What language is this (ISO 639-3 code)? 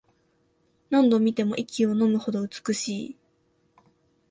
jpn